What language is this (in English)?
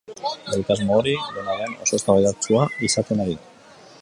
Basque